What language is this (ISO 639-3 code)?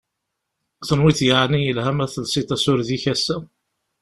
kab